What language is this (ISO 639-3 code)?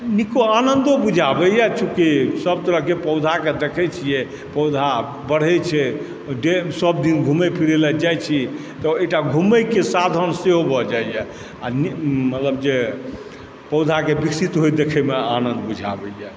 mai